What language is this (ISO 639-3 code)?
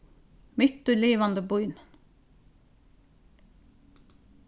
fao